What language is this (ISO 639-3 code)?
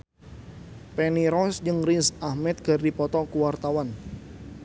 sun